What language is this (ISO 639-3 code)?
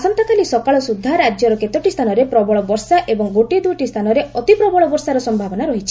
ori